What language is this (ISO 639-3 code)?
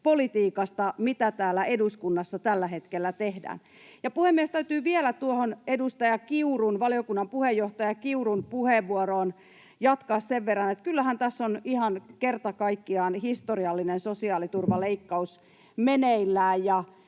fin